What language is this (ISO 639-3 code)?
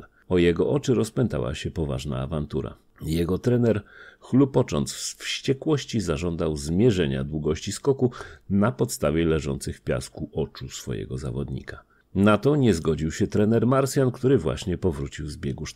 pol